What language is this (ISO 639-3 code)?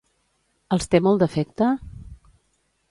cat